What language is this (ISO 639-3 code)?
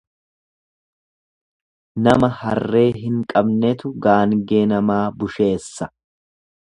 orm